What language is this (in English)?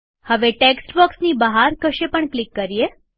Gujarati